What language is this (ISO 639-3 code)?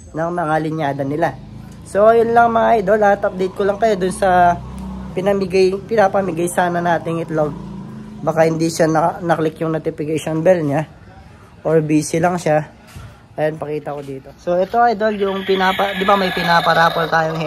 fil